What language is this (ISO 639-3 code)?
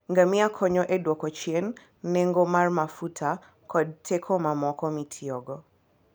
luo